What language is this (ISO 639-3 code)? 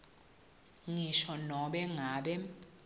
ssw